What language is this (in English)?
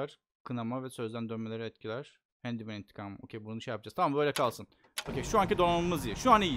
Turkish